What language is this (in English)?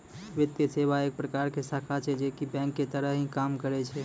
Maithili